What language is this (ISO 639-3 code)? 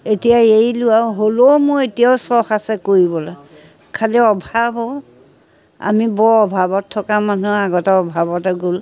asm